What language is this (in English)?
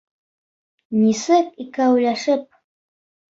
Bashkir